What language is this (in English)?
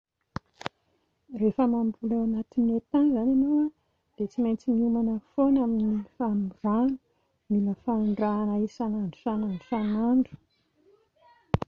Malagasy